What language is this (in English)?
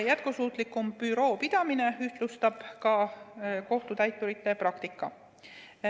Estonian